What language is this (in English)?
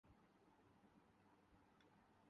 Urdu